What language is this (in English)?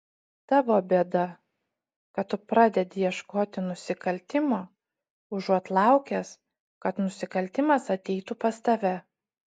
Lithuanian